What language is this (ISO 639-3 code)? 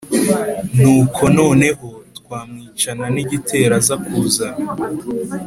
kin